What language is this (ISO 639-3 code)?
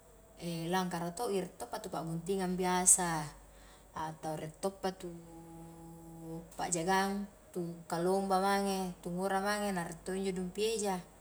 kjk